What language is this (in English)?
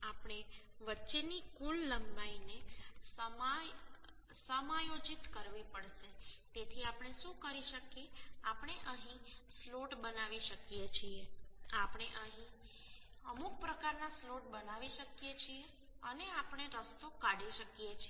Gujarati